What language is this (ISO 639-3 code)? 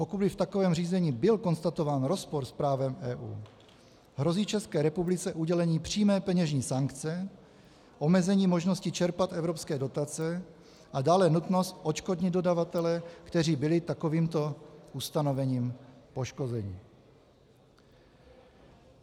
ces